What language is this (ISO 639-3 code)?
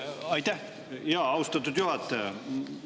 est